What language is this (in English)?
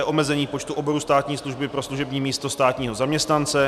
Czech